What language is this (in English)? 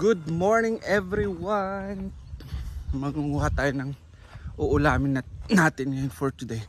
Filipino